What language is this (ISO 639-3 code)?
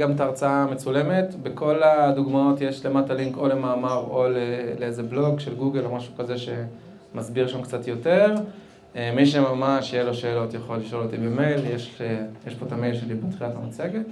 heb